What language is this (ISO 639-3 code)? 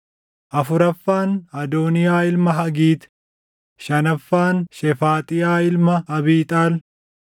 orm